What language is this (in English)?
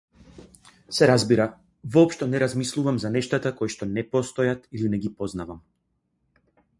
Macedonian